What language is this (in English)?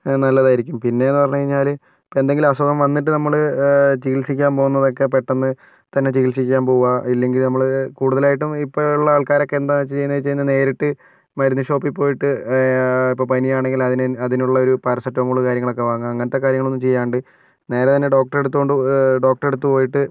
Malayalam